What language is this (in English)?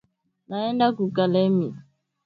Swahili